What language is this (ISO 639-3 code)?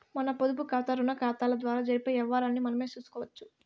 tel